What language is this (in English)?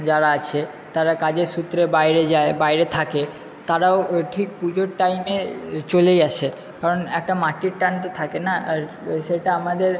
Bangla